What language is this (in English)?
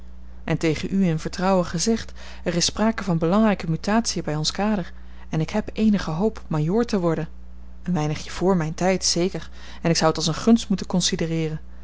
Dutch